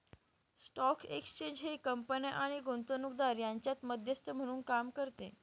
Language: Marathi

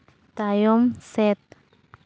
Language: Santali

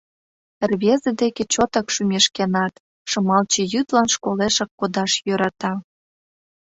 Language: Mari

